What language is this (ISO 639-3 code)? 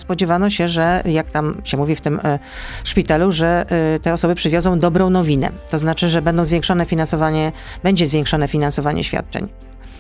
pol